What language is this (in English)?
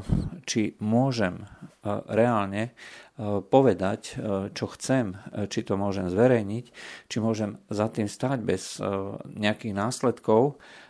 Slovak